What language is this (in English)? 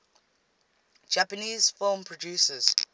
English